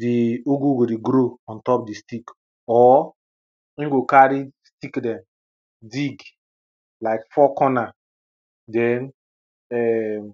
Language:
Nigerian Pidgin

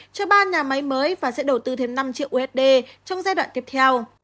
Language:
Vietnamese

